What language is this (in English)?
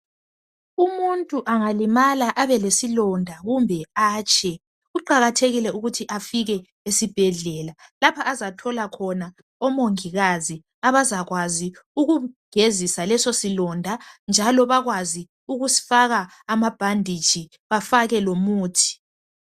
North Ndebele